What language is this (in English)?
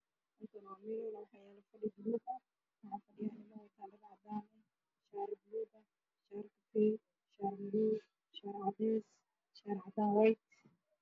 Somali